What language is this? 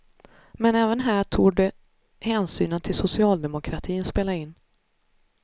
Swedish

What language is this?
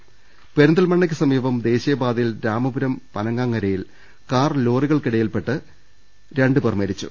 Malayalam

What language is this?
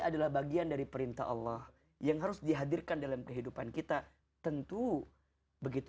Indonesian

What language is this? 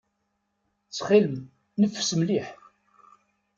Kabyle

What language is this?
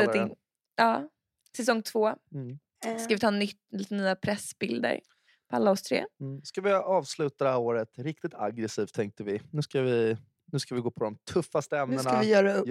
Swedish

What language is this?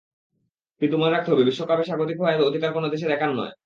Bangla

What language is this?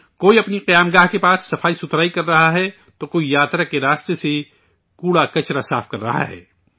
Urdu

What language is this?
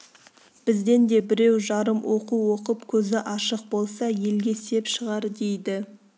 Kazakh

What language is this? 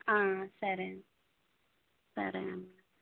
Telugu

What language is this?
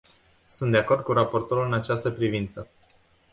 Romanian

